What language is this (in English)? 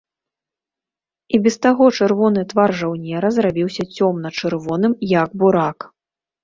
Belarusian